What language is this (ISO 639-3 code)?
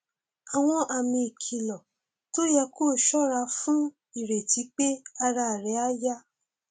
yor